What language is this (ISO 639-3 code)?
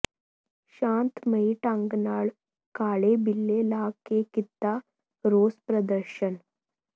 pan